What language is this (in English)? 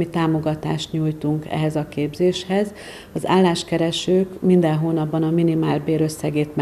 Hungarian